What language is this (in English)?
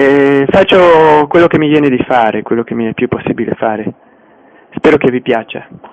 Italian